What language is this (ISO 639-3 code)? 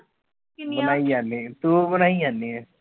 pan